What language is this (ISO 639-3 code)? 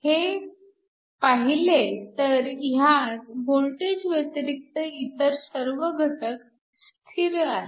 mar